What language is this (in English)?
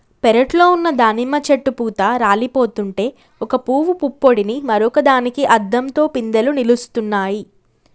Telugu